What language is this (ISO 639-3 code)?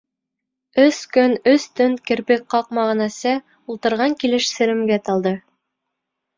bak